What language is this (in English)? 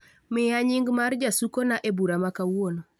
Luo (Kenya and Tanzania)